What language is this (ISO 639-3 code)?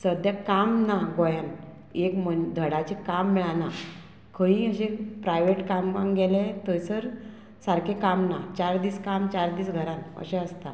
kok